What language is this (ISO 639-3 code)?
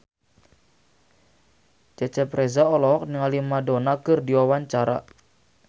sun